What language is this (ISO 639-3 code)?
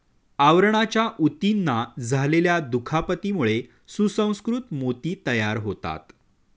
mar